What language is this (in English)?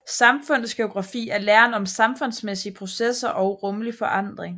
Danish